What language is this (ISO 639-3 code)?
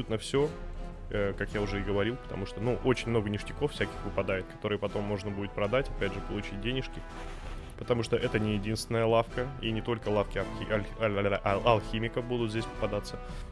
rus